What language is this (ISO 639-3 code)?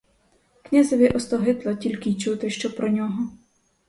ukr